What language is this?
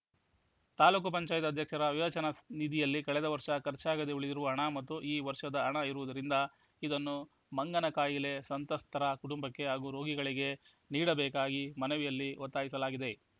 Kannada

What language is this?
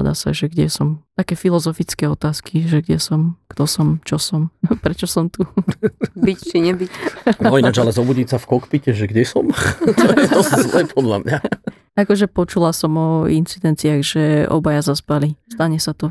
Slovak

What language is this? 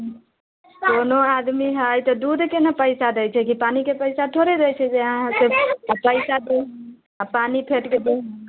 Maithili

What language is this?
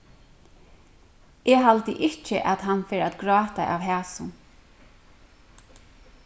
Faroese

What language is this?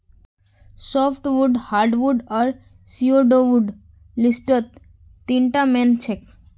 Magahi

